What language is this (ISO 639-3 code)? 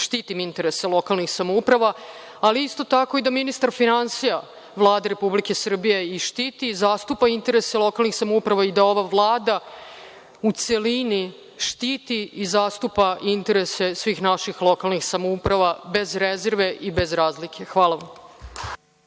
srp